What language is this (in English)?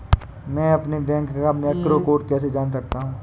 Hindi